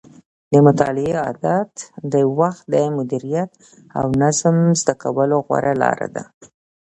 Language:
Pashto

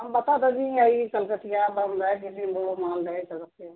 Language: Urdu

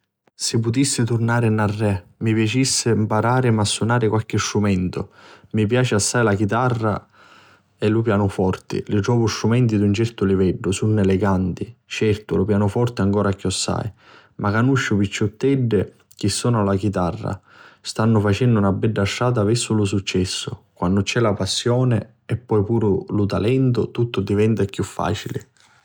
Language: Sicilian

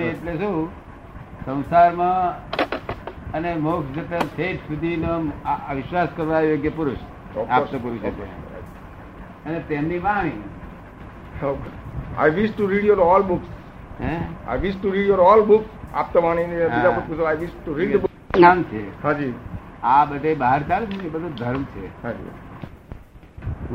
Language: Gujarati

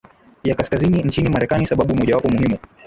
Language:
Swahili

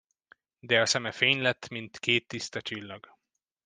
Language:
Hungarian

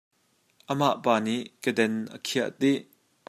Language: Hakha Chin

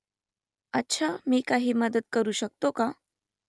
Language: Marathi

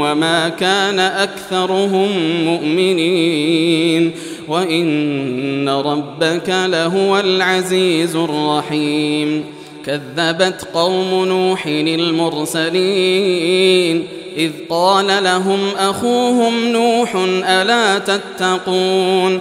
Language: Arabic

